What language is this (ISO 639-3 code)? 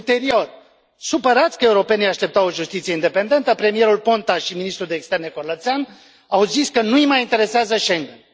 ron